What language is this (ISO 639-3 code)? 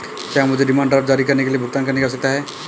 hin